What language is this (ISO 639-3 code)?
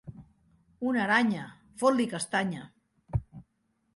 cat